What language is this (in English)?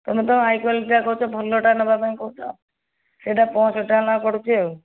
Odia